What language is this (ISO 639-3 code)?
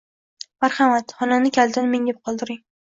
uzb